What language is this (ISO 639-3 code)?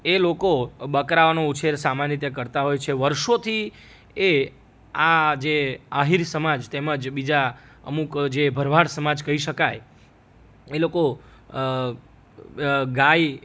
guj